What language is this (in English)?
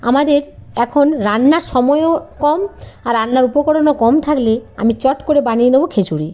Bangla